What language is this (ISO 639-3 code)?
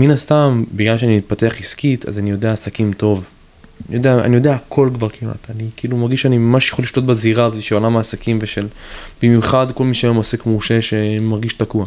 heb